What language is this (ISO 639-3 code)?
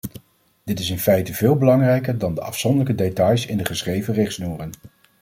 nld